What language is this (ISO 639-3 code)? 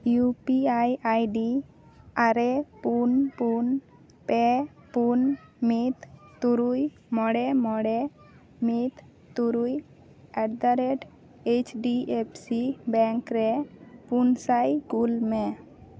sat